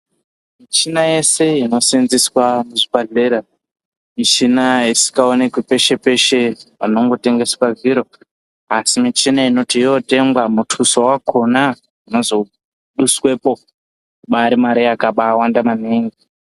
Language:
Ndau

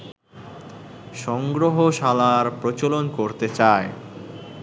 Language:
Bangla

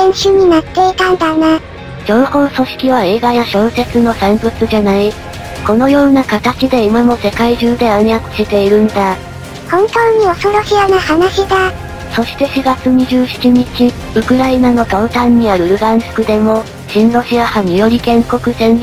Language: Japanese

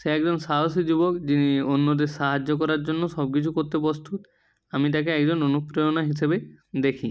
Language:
Bangla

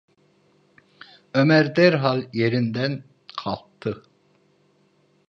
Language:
Turkish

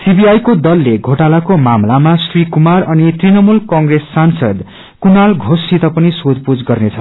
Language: Nepali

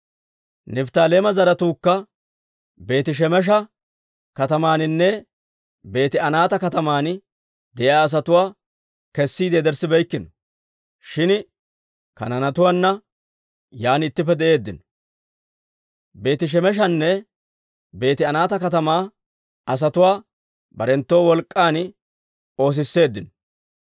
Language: Dawro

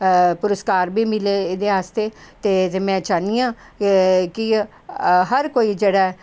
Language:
Dogri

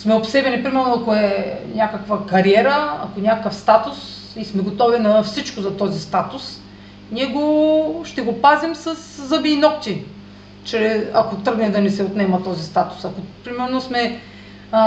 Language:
Bulgarian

